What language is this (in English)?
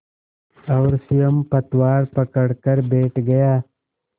Hindi